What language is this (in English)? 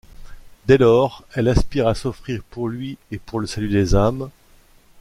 French